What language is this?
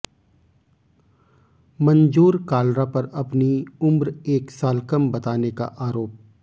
Hindi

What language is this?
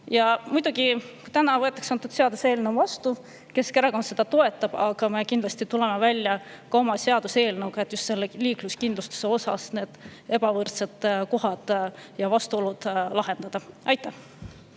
Estonian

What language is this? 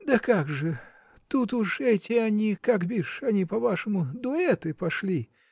Russian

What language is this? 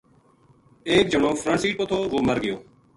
Gujari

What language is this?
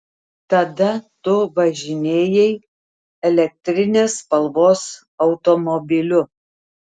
Lithuanian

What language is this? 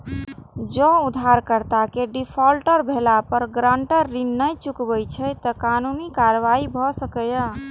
Maithili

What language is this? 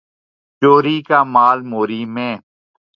Urdu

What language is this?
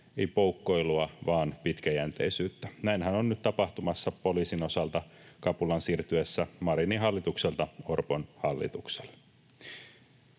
Finnish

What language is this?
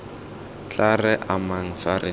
Tswana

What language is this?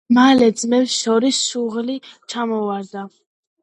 Georgian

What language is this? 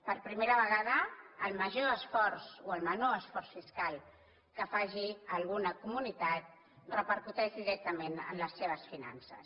Catalan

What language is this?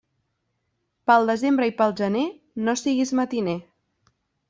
Catalan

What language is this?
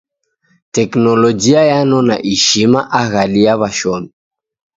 Taita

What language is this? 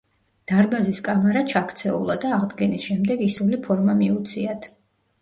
Georgian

